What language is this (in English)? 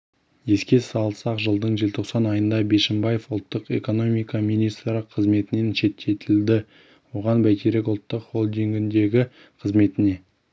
Kazakh